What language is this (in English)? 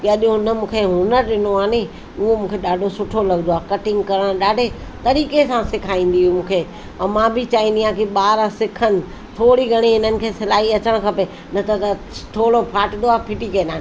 Sindhi